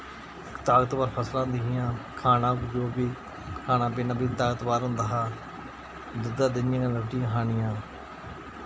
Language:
Dogri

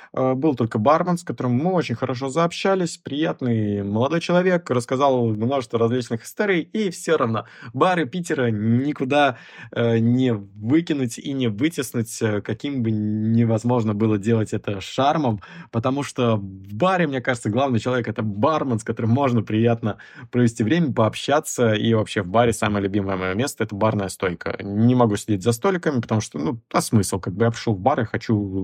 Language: Russian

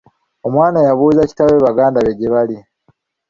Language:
Ganda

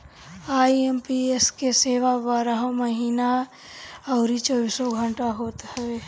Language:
Bhojpuri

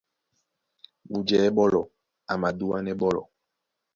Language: Duala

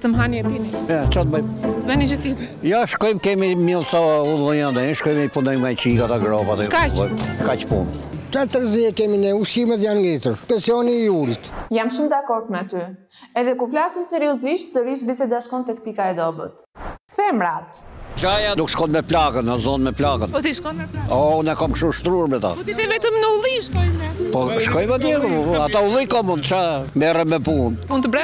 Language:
Romanian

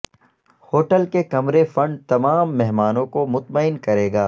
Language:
Urdu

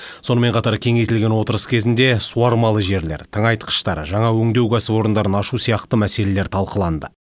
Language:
Kazakh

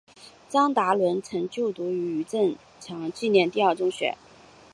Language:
Chinese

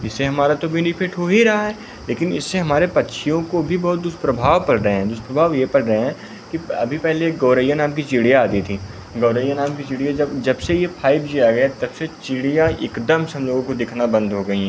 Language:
Hindi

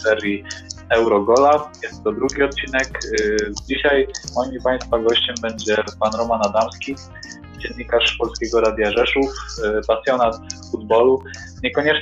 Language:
Polish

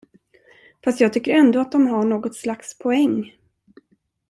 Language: Swedish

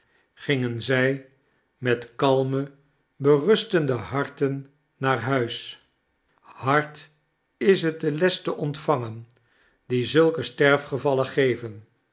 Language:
Dutch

